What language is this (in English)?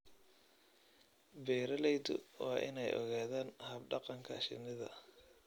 Somali